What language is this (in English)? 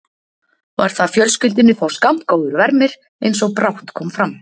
Icelandic